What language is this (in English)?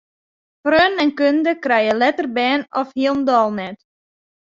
Western Frisian